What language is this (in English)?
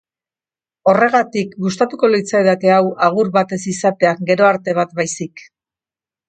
Basque